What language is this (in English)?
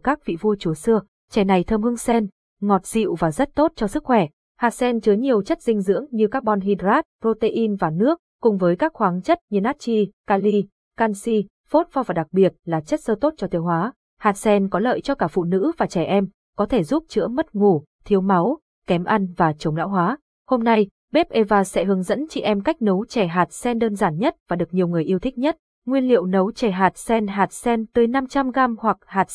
Vietnamese